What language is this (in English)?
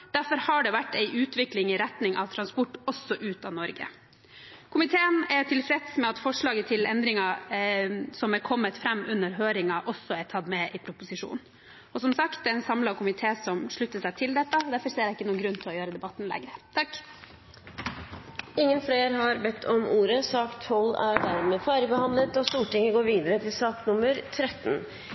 Norwegian Bokmål